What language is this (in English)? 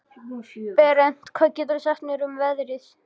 Icelandic